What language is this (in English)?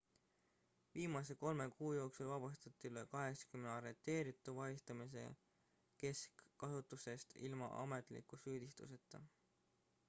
Estonian